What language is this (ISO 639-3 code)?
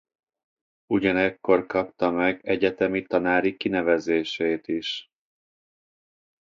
hun